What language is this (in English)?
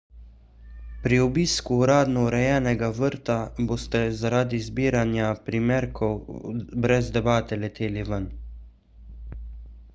Slovenian